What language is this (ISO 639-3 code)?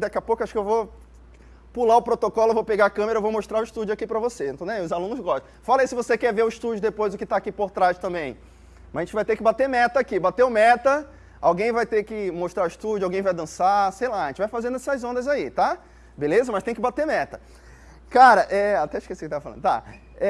por